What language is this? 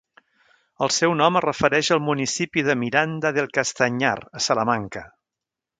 Catalan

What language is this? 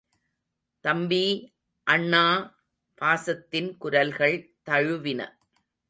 Tamil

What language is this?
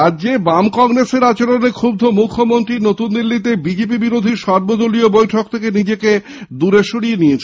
Bangla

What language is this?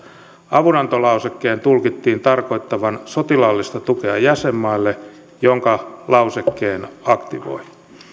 Finnish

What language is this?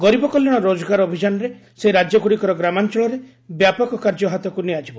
Odia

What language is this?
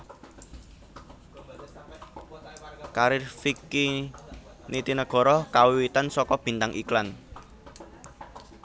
Javanese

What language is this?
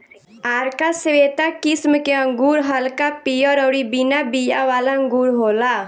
Bhojpuri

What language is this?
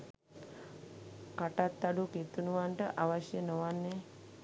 Sinhala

